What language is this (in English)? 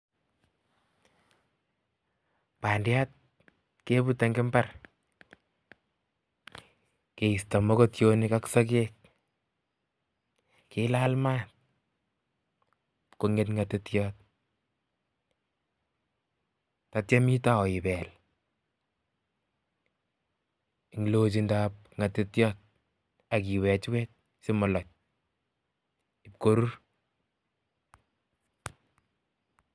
Kalenjin